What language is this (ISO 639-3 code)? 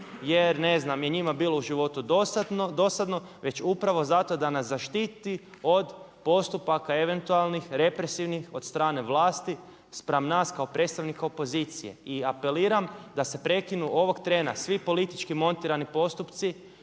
hrv